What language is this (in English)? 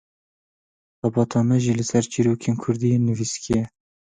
Kurdish